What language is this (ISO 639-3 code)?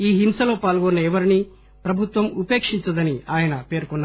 tel